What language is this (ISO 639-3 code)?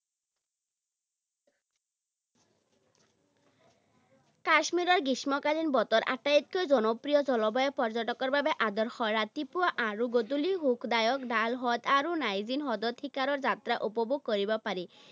asm